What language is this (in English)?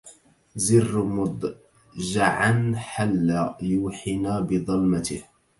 Arabic